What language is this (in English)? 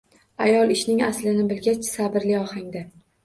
Uzbek